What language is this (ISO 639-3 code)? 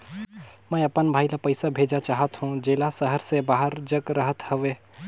hne